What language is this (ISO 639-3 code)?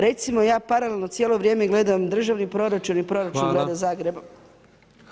hrv